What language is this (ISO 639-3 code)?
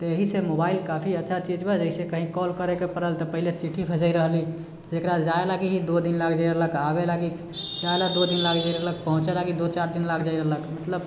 mai